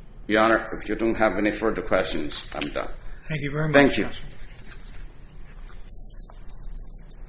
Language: English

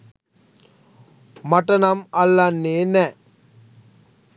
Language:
Sinhala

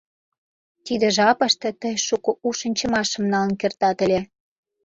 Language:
Mari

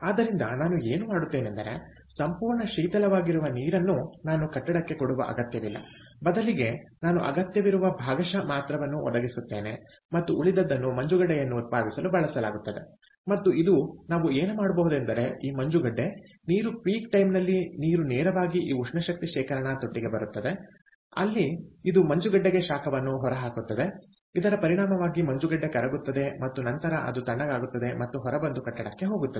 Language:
Kannada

